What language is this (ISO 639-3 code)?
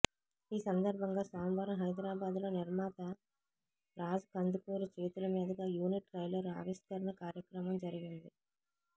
tel